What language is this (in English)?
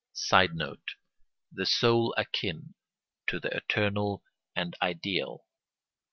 English